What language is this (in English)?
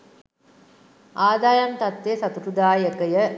Sinhala